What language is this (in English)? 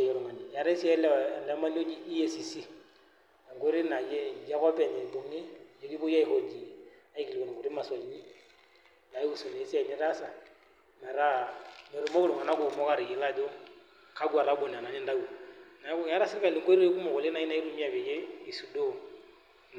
Masai